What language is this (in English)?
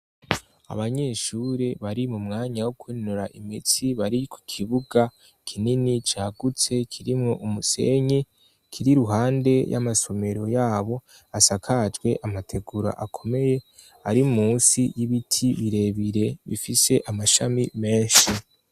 Rundi